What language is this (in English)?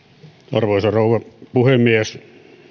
Finnish